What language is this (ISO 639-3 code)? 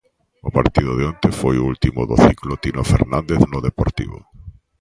glg